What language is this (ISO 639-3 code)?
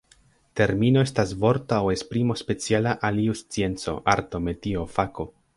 epo